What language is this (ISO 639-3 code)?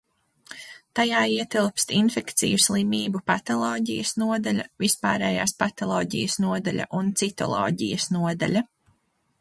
lav